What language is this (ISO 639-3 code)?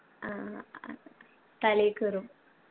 mal